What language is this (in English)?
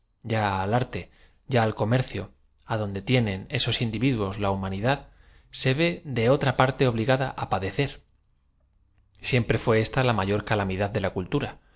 Spanish